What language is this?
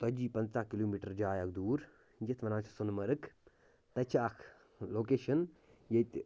Kashmiri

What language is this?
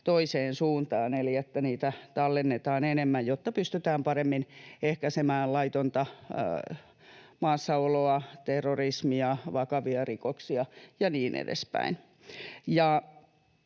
Finnish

